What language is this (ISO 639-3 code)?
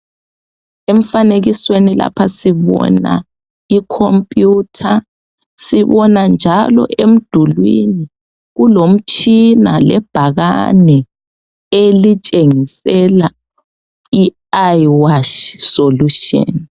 nde